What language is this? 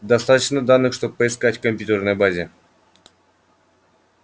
Russian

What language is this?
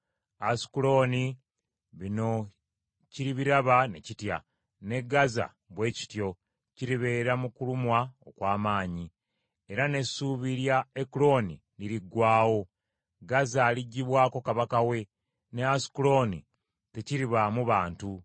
Ganda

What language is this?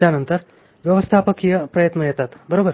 Marathi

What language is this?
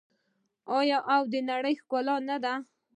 Pashto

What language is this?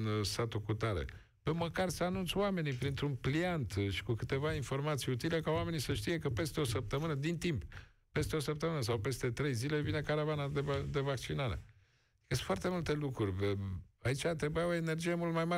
Romanian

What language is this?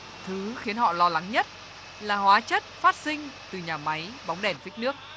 Vietnamese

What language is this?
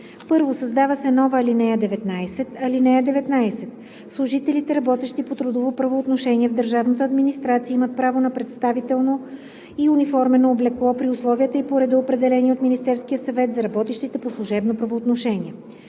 Bulgarian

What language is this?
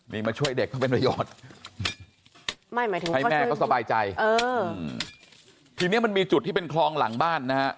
Thai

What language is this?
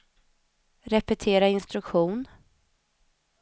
Swedish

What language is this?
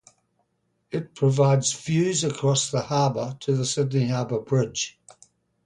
English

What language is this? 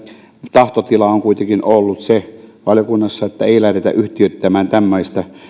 Finnish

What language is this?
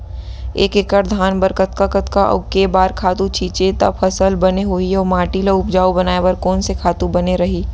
Chhattisgarhi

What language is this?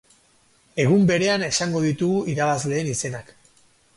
Basque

